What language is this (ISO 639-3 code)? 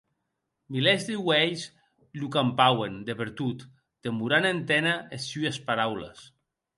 oci